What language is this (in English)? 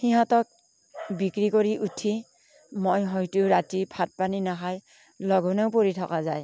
Assamese